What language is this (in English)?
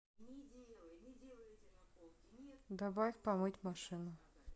Russian